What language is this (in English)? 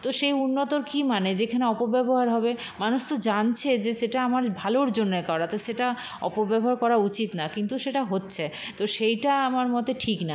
Bangla